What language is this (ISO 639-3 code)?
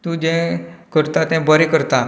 kok